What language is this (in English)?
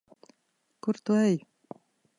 Latvian